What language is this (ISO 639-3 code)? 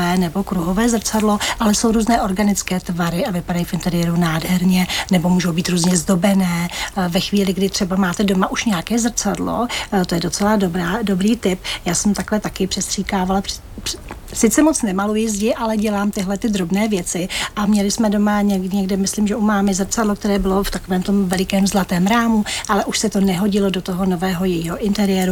ces